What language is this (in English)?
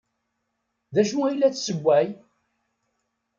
Kabyle